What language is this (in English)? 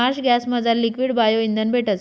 Marathi